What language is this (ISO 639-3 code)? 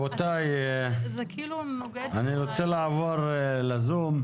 heb